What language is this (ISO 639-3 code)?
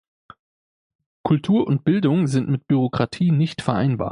deu